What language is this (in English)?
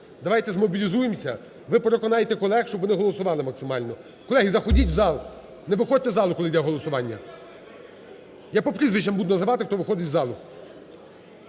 Ukrainian